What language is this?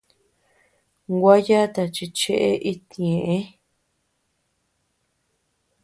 Tepeuxila Cuicatec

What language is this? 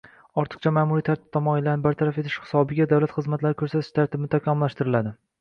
Uzbek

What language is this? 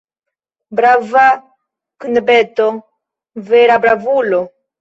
Esperanto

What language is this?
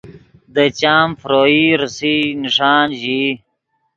Yidgha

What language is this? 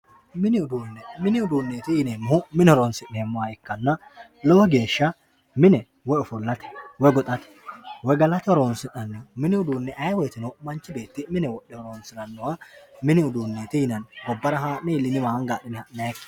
Sidamo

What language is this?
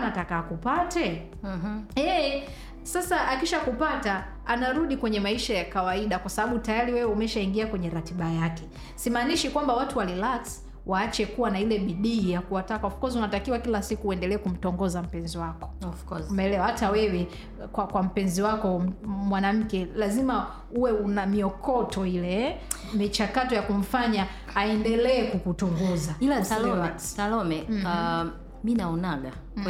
Swahili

